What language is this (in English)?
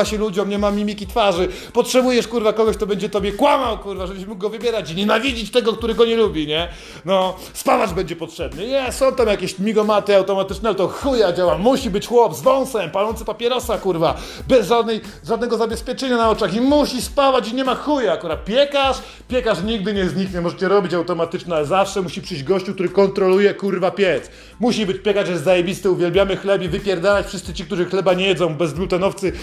Polish